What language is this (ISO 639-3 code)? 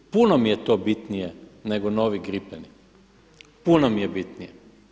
hrv